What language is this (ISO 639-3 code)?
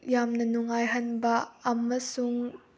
mni